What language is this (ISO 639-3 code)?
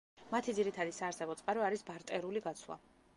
kat